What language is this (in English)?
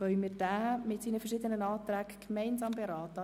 Swiss German